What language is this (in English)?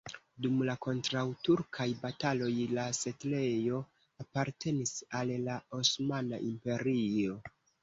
Esperanto